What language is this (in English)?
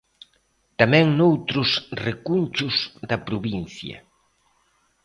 Galician